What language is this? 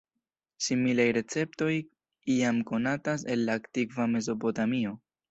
Esperanto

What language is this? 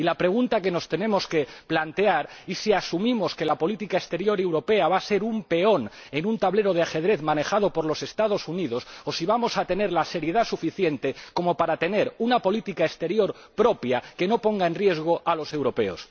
Spanish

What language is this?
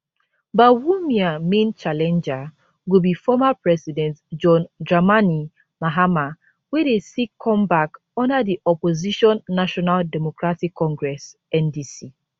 Nigerian Pidgin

